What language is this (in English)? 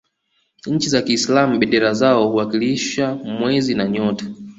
Swahili